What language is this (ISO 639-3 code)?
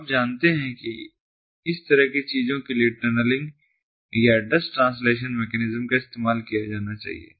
hin